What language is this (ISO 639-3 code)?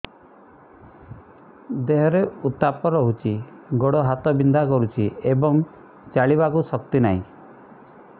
ori